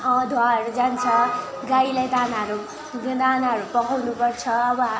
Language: Nepali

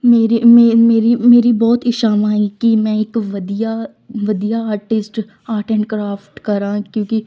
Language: Punjabi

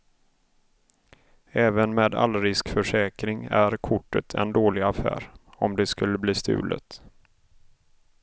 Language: Swedish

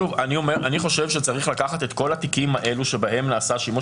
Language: Hebrew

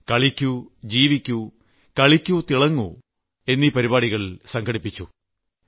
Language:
Malayalam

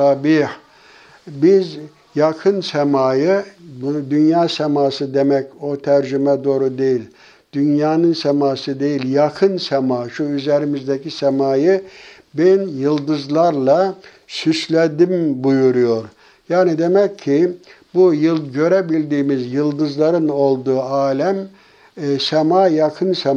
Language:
Turkish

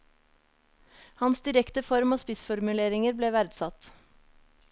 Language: Norwegian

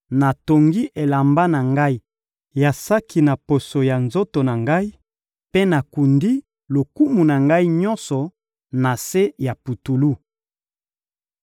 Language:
Lingala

